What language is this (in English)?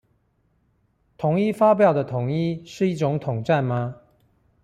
Chinese